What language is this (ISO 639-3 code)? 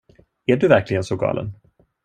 swe